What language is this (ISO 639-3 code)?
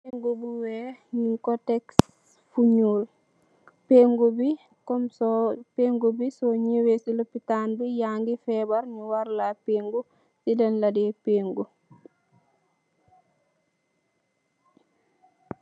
wol